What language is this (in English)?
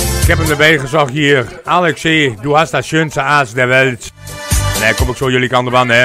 Dutch